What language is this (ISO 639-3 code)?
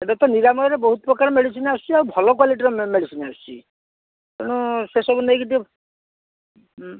ori